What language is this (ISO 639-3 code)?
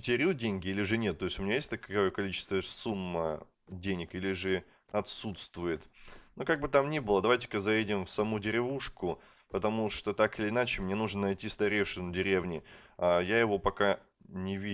rus